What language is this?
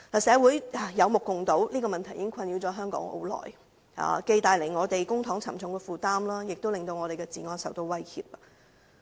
Cantonese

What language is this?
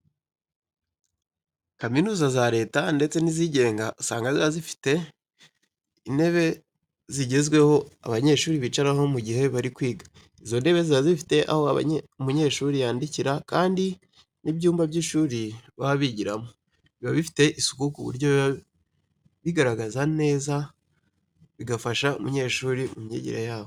Kinyarwanda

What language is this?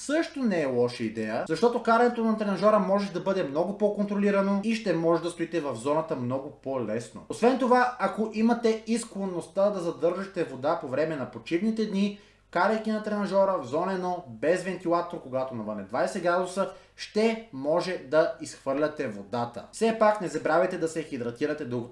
Bulgarian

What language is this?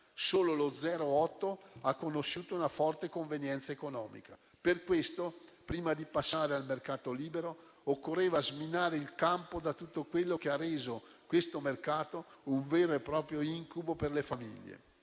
Italian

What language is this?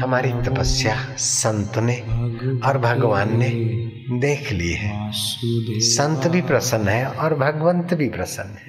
Hindi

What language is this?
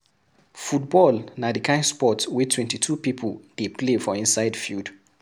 Nigerian Pidgin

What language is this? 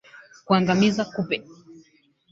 Swahili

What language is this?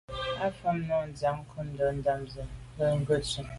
Medumba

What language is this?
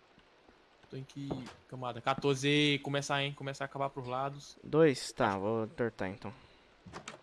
Portuguese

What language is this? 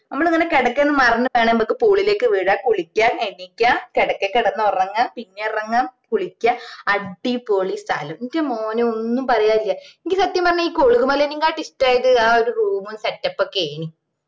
Malayalam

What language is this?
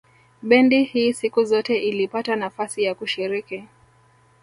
Swahili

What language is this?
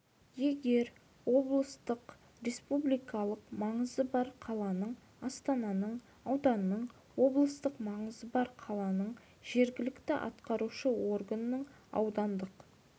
Kazakh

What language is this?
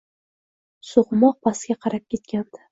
Uzbek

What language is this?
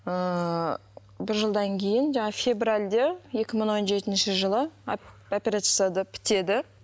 Kazakh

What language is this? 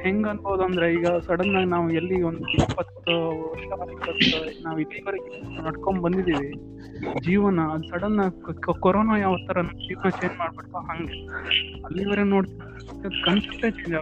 Kannada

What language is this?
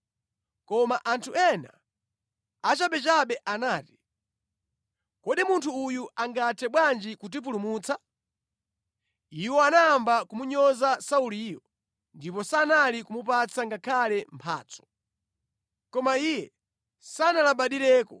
Nyanja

